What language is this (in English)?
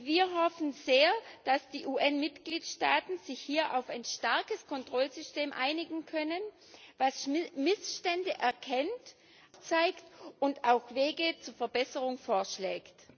German